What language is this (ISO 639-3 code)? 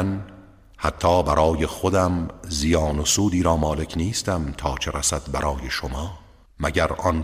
fas